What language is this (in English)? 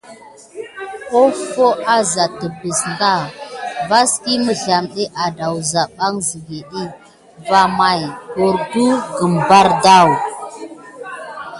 Gidar